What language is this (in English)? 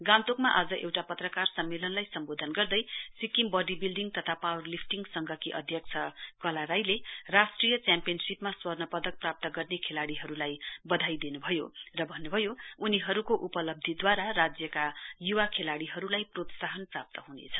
Nepali